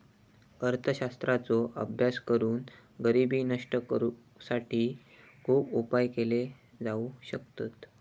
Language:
Marathi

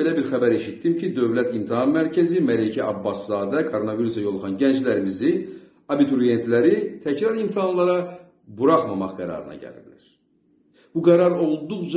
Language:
Turkish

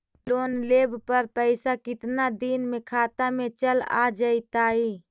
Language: Magahi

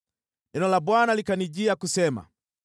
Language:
Swahili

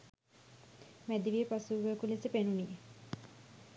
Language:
Sinhala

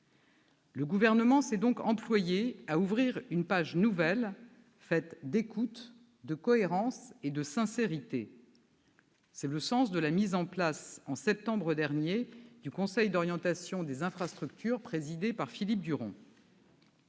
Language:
French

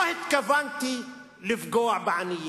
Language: Hebrew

